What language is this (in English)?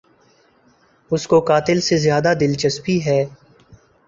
Urdu